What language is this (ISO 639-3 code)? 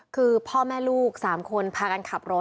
tha